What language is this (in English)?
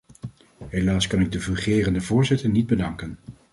Dutch